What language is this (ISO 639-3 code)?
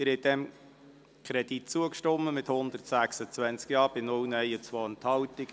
gsw